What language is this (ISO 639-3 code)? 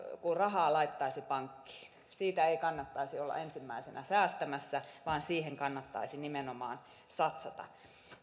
fin